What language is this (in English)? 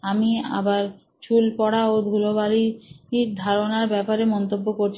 Bangla